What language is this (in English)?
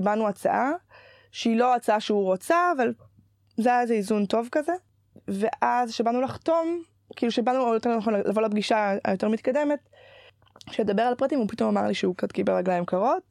Hebrew